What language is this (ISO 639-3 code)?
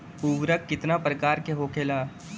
bho